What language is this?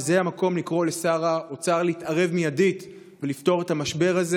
Hebrew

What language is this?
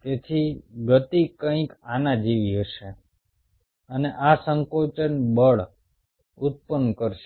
Gujarati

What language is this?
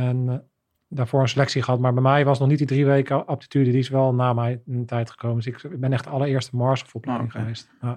Dutch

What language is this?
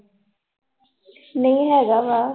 Punjabi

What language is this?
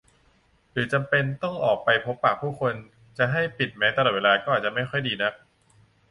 Thai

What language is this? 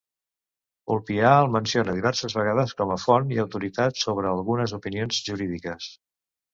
Catalan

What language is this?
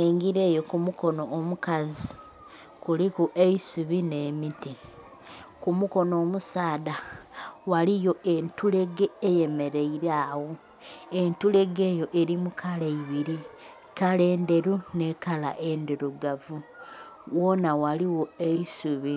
Soga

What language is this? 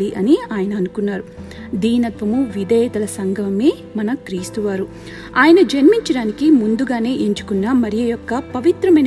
Telugu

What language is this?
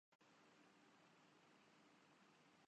Urdu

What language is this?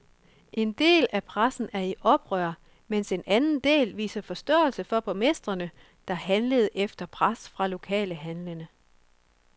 Danish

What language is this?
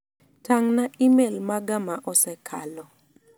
Luo (Kenya and Tanzania)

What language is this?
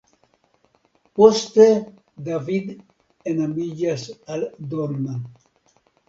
Esperanto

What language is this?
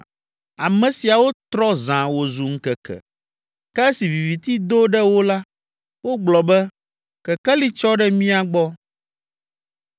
Ewe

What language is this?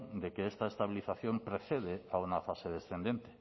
Spanish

